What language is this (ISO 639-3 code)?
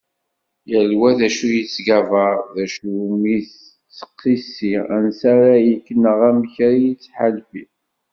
kab